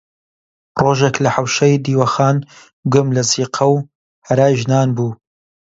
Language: Central Kurdish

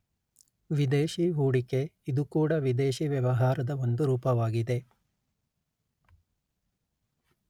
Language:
Kannada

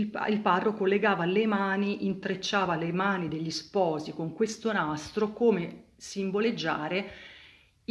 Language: Italian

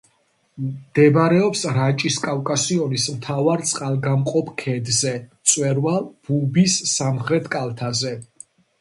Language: Georgian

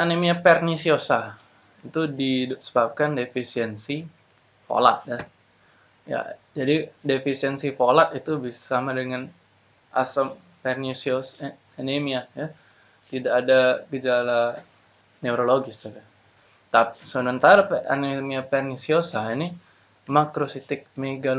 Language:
Indonesian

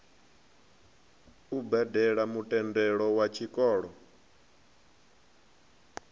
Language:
Venda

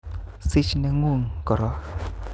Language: Kalenjin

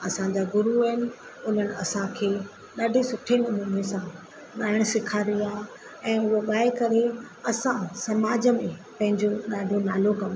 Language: Sindhi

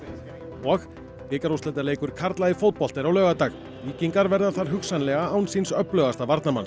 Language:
Icelandic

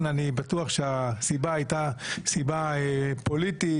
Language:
Hebrew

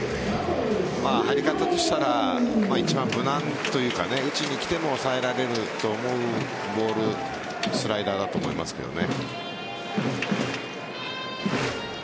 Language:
Japanese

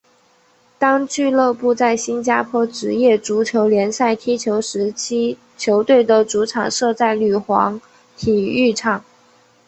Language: Chinese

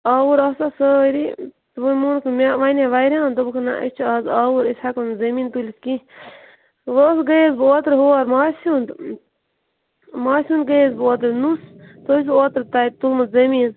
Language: Kashmiri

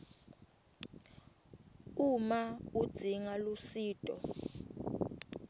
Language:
Swati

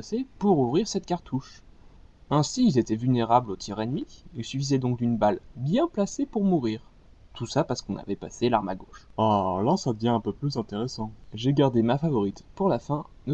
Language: French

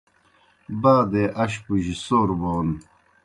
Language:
Kohistani Shina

